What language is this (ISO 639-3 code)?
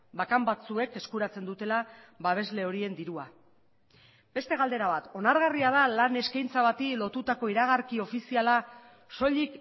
eus